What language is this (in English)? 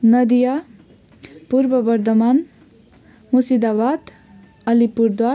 Nepali